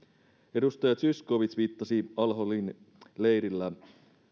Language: Finnish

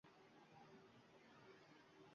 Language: Uzbek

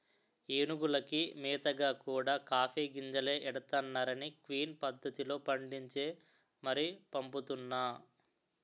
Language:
Telugu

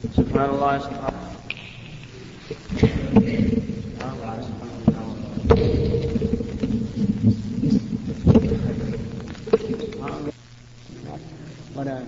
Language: Arabic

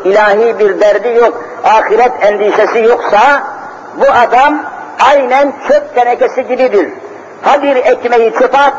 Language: Turkish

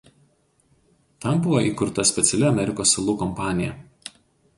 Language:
Lithuanian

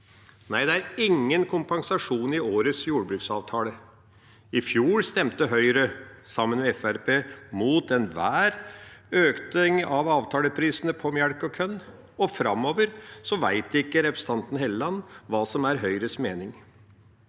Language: Norwegian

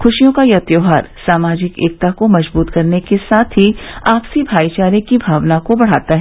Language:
Hindi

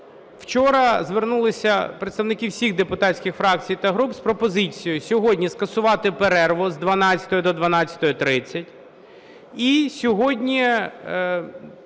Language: Ukrainian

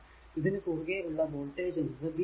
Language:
Malayalam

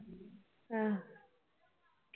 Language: Punjabi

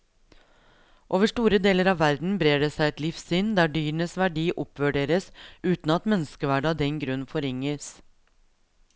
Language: Norwegian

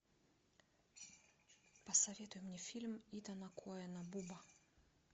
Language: Russian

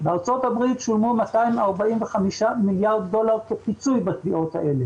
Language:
Hebrew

